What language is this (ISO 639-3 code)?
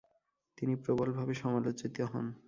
ben